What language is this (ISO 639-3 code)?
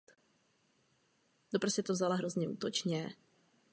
ces